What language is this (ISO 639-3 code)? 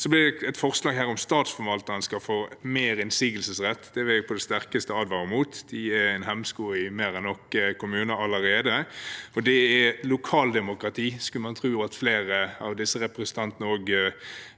nor